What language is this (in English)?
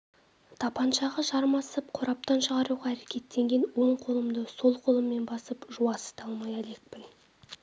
Kazakh